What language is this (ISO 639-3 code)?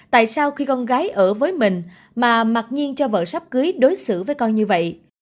vie